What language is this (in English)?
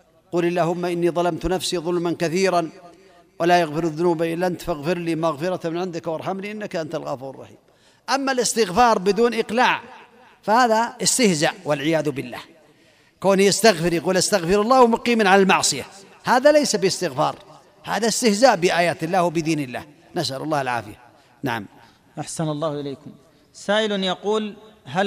Arabic